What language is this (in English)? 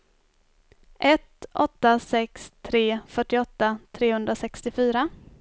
Swedish